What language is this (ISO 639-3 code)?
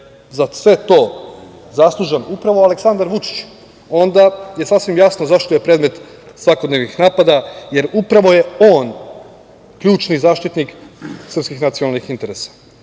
srp